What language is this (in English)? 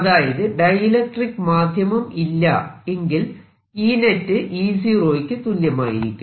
Malayalam